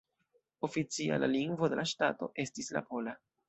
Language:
Esperanto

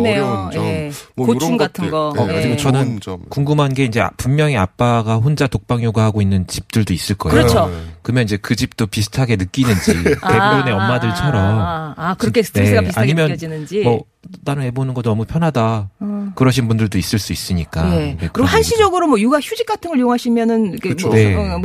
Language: Korean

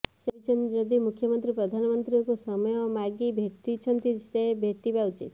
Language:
Odia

